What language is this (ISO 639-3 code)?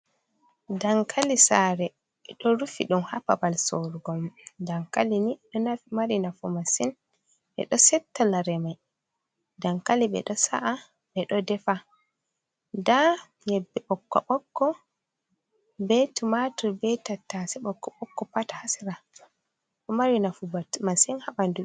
ful